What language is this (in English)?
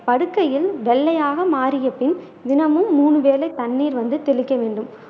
Tamil